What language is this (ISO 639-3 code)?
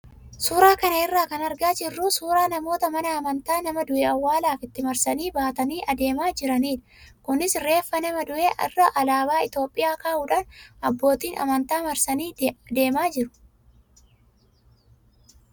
orm